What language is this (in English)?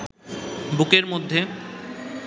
Bangla